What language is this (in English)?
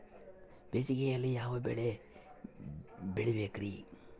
Kannada